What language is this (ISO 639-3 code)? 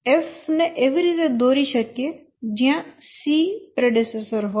guj